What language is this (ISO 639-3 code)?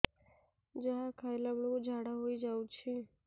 ori